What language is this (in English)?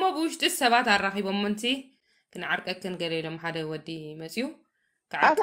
Arabic